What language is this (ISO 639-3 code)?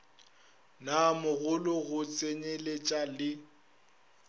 nso